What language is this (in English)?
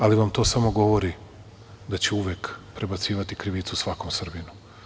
Serbian